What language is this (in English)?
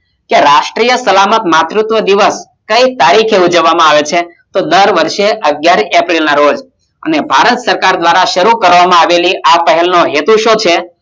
Gujarati